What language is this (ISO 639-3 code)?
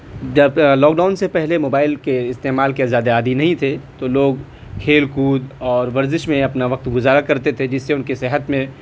urd